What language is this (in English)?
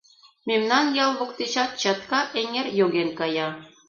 Mari